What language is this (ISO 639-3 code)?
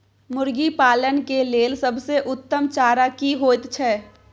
mai